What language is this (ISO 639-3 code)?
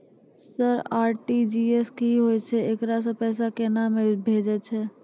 mai